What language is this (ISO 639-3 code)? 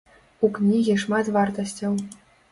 bel